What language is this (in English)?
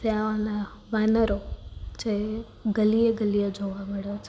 Gujarati